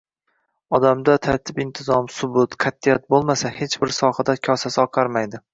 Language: Uzbek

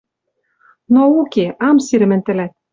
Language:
Western Mari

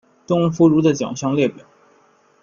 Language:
Chinese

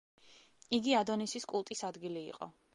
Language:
Georgian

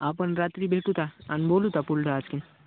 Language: Marathi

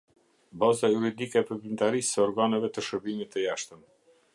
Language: Albanian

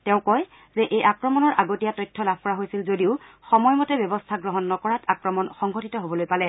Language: Assamese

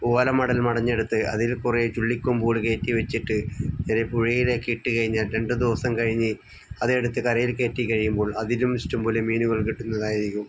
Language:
Malayalam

